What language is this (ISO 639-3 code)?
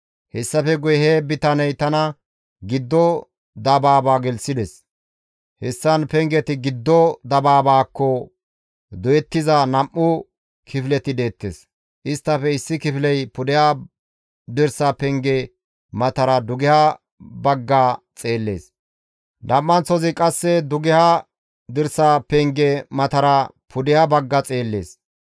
gmv